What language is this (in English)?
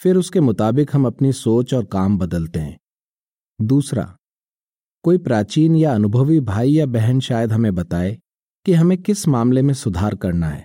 Hindi